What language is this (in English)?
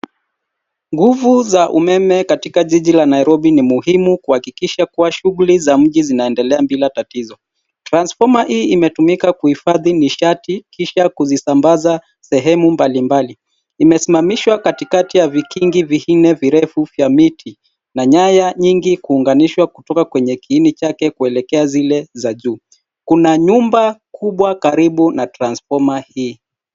Swahili